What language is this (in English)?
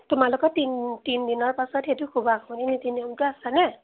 Assamese